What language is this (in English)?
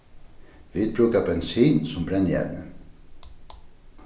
Faroese